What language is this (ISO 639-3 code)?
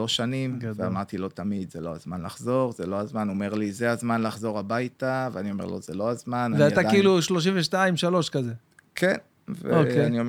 heb